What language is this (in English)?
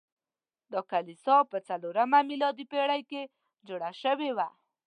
Pashto